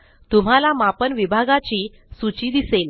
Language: Marathi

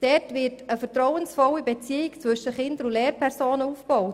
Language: Swiss German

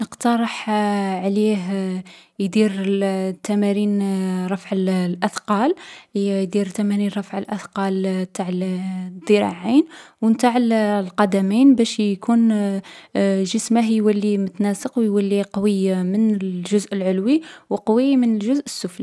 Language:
Algerian Arabic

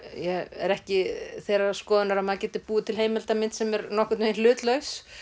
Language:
Icelandic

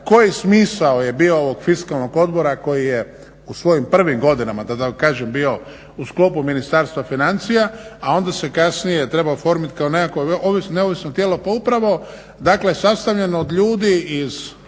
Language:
Croatian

